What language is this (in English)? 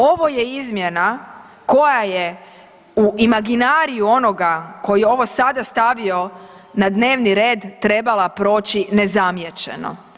Croatian